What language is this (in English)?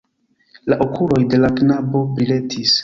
Esperanto